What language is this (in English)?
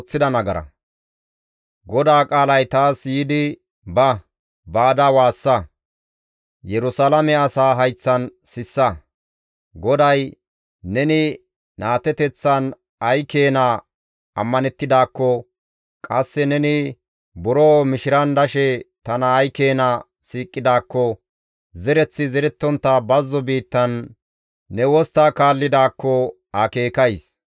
Gamo